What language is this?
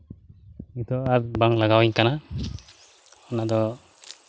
Santali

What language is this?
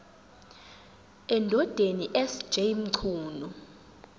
Zulu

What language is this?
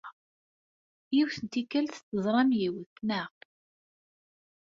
Kabyle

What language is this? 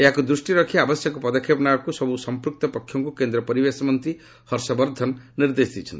Odia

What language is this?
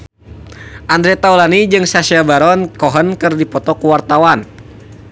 Sundanese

